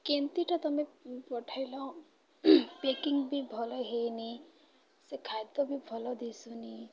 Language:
Odia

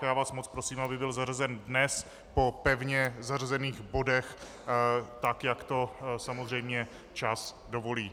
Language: Czech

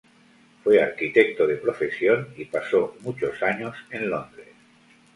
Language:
Spanish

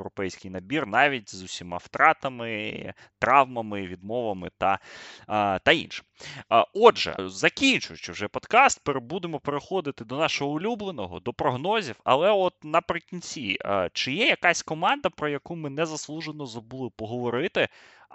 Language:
Ukrainian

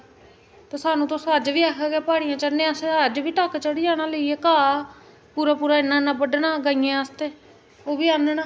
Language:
Dogri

